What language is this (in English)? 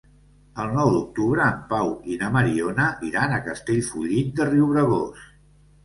Catalan